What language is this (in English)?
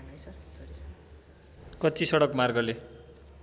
Nepali